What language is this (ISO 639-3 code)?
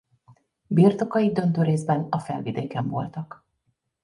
hun